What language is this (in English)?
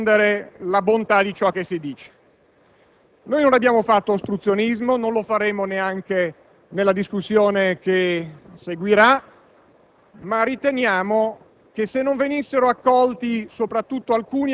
Italian